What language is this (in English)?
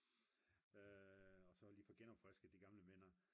Danish